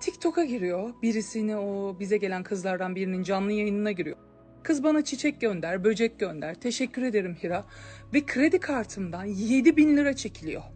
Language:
Turkish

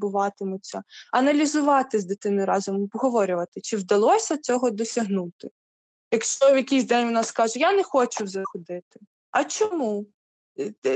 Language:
Ukrainian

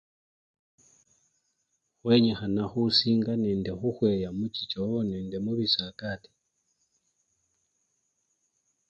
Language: Luyia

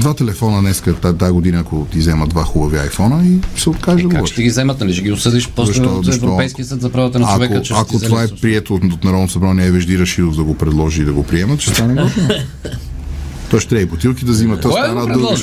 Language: Bulgarian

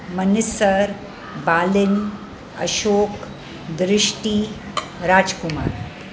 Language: Sindhi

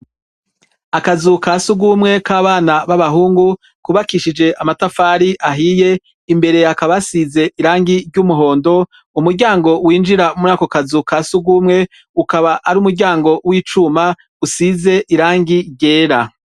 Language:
Rundi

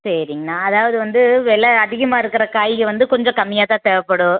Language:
Tamil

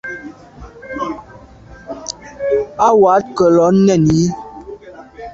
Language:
Medumba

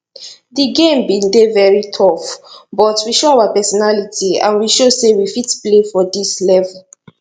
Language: Nigerian Pidgin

